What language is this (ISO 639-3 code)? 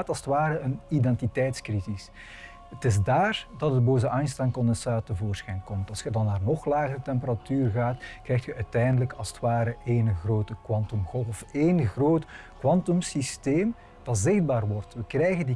nld